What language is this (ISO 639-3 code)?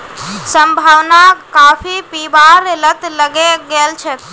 mag